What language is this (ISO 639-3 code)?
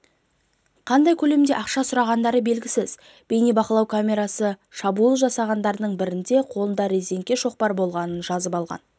kaz